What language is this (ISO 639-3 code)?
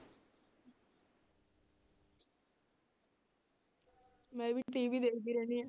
pan